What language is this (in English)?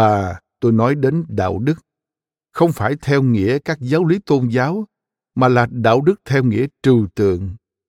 Vietnamese